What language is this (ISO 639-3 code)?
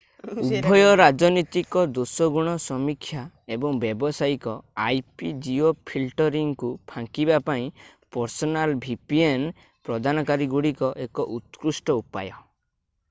ori